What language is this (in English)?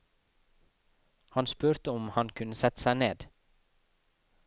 Norwegian